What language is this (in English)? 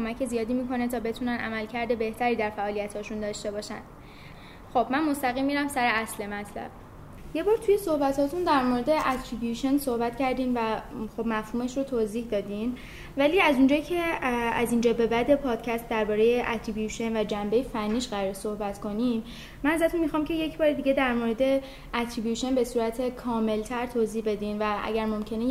Persian